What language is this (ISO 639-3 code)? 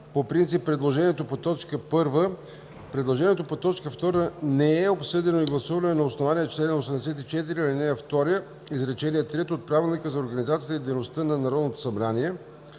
bul